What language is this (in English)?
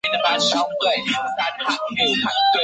Chinese